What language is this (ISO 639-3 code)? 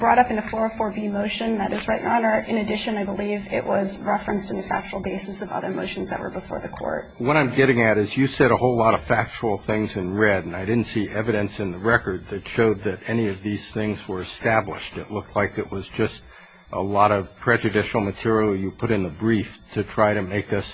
eng